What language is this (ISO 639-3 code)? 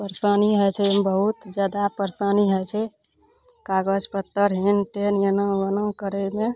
mai